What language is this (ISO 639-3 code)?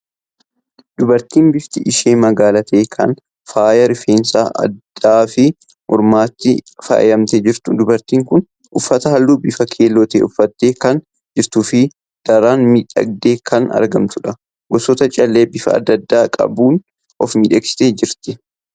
orm